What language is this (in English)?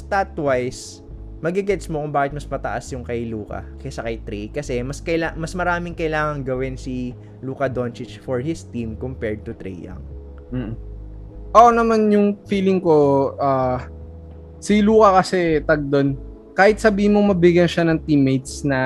Filipino